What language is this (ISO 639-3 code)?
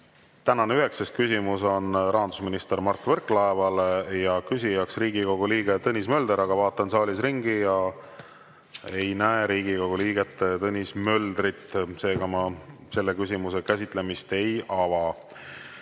est